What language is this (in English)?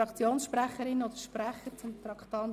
Swiss German